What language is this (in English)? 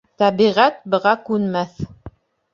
Bashkir